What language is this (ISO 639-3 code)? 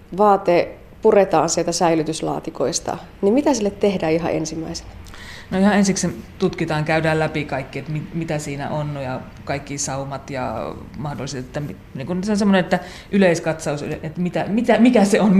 fin